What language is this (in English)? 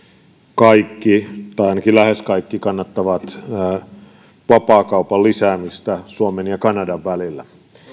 Finnish